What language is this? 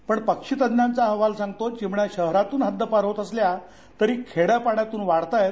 Marathi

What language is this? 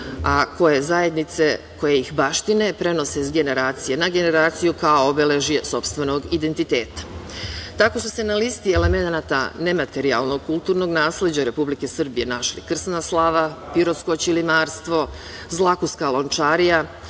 Serbian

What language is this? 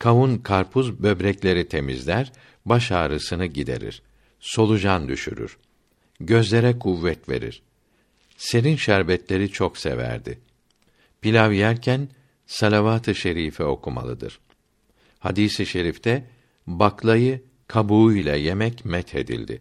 Turkish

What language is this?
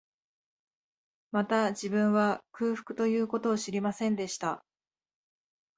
Japanese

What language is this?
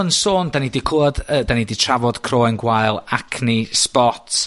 Welsh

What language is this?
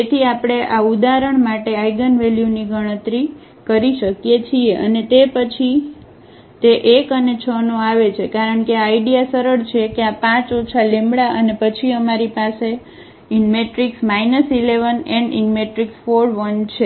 Gujarati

